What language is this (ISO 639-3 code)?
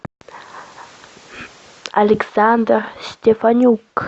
rus